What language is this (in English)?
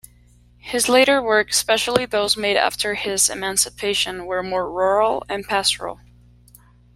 English